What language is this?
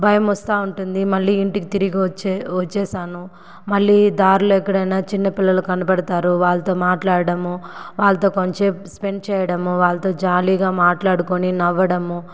Telugu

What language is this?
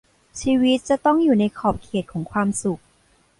Thai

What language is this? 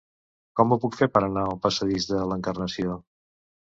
Catalan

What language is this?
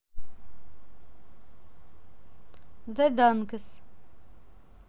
Russian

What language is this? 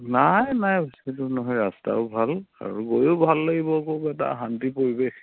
Assamese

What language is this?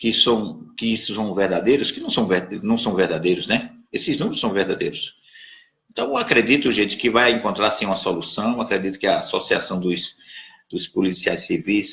Portuguese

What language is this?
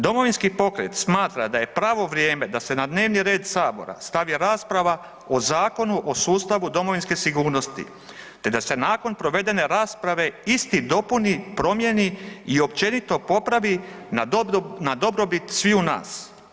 Croatian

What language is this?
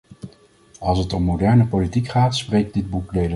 Dutch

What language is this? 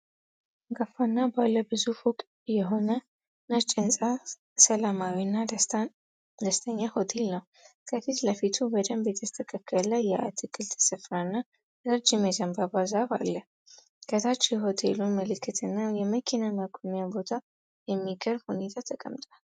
Amharic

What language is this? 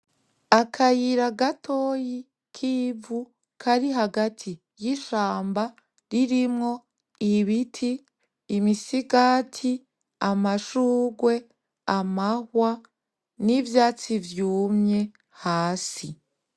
Rundi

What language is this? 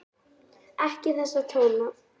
Icelandic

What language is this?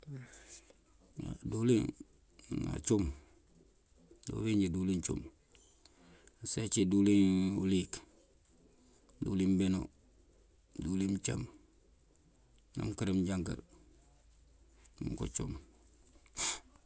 Mandjak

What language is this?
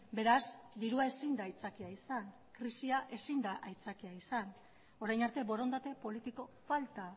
Basque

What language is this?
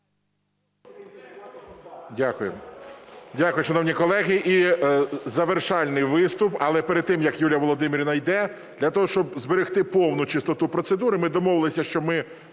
Ukrainian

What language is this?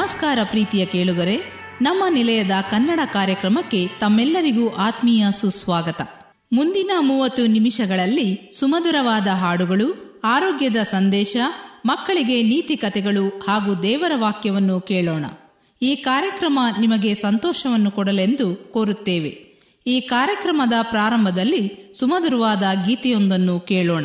Kannada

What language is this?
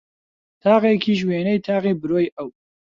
Central Kurdish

